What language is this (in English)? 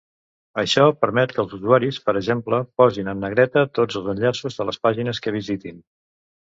Catalan